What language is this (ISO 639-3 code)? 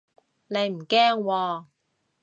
yue